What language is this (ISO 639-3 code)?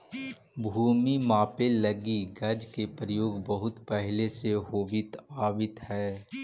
mag